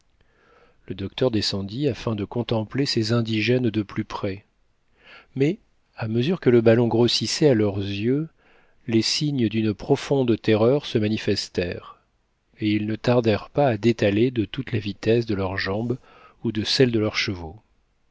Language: French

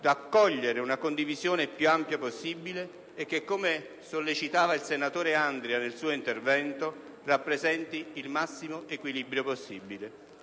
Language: Italian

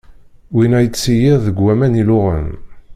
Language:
Kabyle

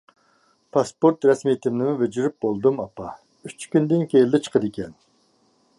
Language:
Uyghur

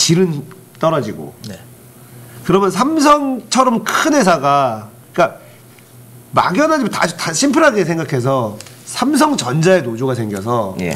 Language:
Korean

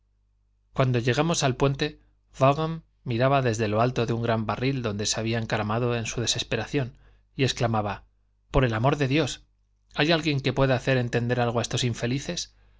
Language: Spanish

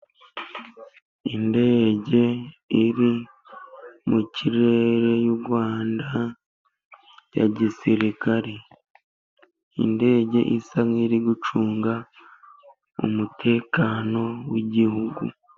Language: Kinyarwanda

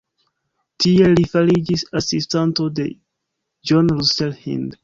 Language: Esperanto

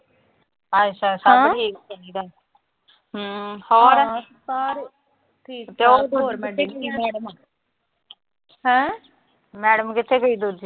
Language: Punjabi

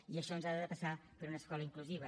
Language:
Catalan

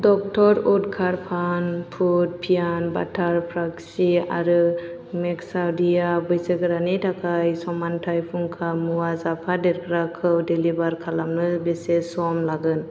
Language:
Bodo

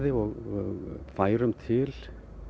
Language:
Icelandic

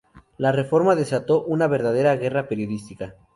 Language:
Spanish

